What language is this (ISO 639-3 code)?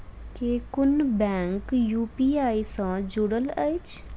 mai